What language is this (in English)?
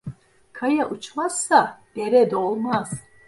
Turkish